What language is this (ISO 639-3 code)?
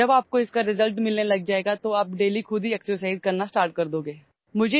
urd